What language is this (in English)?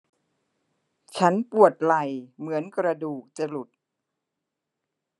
Thai